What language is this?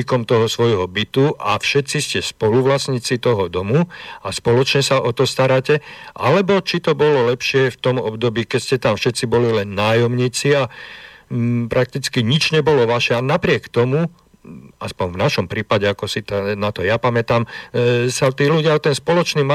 Slovak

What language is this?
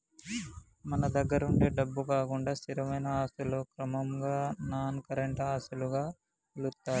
Telugu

